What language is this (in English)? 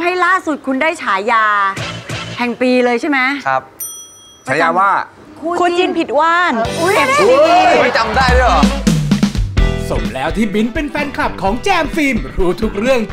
Thai